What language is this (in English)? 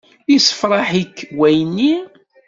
Kabyle